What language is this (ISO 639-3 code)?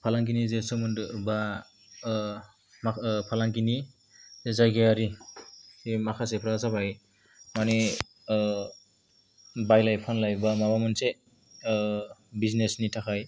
brx